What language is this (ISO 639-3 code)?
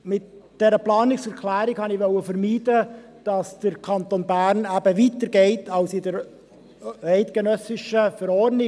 gsw